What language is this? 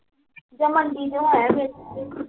Punjabi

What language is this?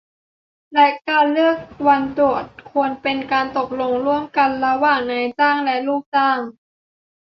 Thai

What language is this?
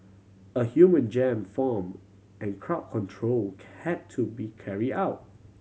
English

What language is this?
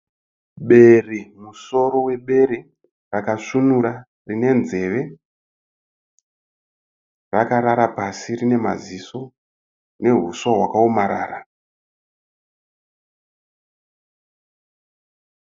Shona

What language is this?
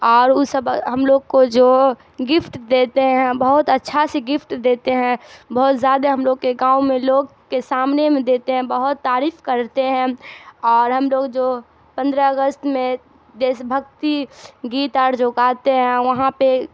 Urdu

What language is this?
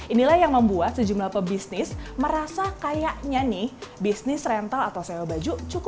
Indonesian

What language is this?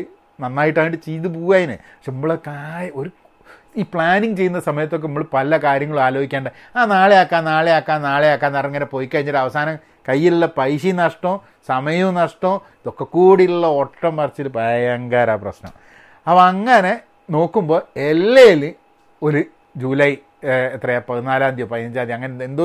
Malayalam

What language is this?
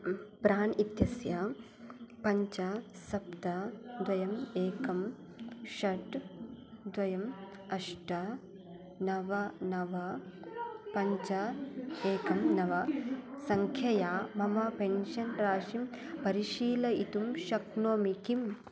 Sanskrit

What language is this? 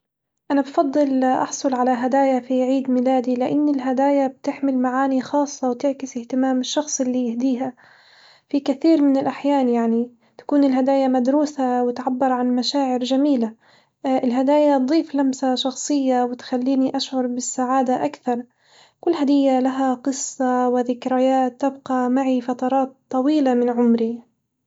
Hijazi Arabic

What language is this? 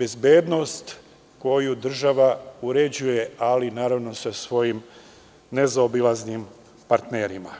Serbian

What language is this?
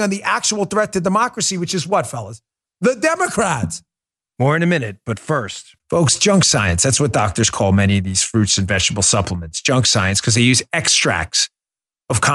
English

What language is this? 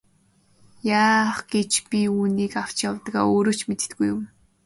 Mongolian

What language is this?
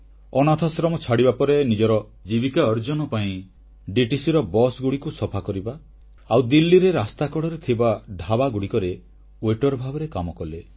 Odia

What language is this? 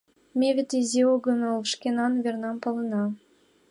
Mari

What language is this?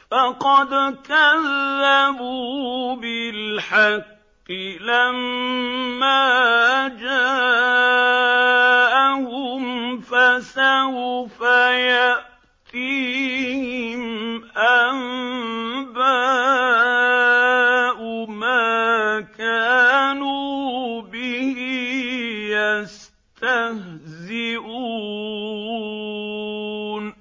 Arabic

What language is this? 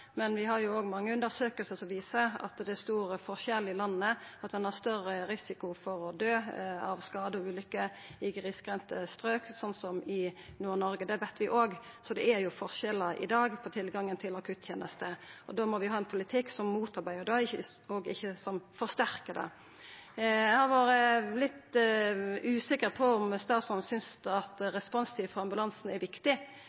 Norwegian Nynorsk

